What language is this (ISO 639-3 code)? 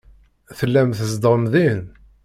kab